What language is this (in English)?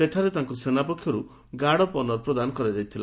Odia